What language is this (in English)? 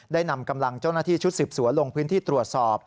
Thai